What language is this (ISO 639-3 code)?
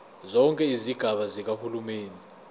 zul